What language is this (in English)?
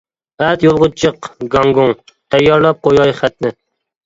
Uyghur